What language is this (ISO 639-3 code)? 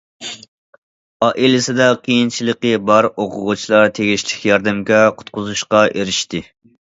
uig